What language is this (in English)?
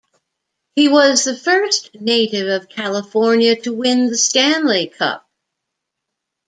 English